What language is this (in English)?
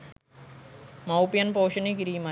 Sinhala